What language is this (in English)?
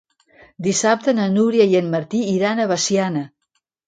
Catalan